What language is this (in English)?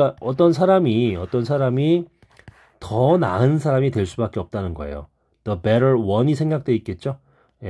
Korean